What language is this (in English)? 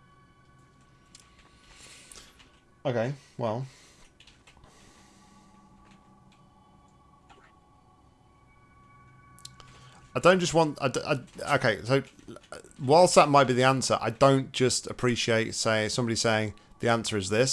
English